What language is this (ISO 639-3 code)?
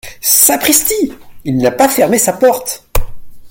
fra